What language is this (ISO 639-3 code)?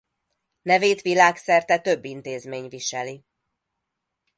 hun